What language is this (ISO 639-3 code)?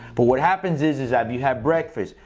eng